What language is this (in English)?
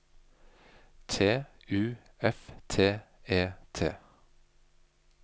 Norwegian